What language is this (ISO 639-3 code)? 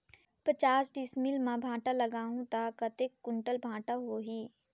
hne